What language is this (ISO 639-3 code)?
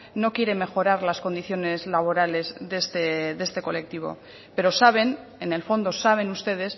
spa